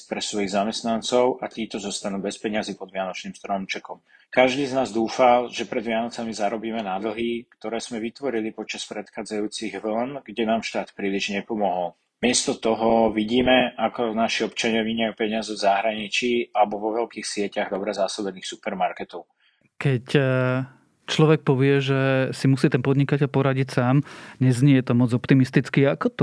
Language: Slovak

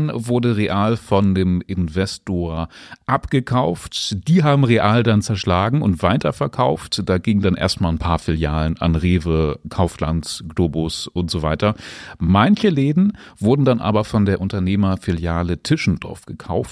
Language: German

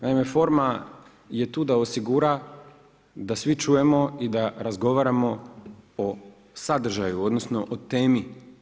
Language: Croatian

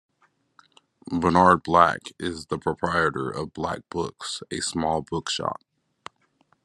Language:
English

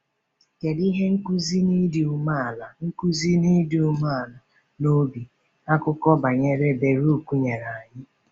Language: Igbo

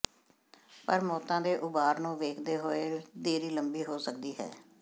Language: Punjabi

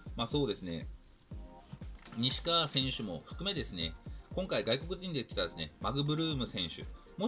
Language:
Japanese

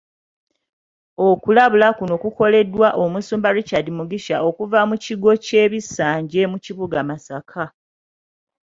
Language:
Ganda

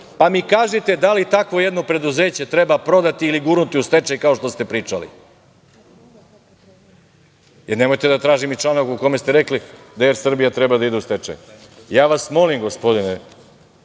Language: Serbian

